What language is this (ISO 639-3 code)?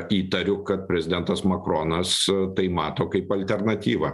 lit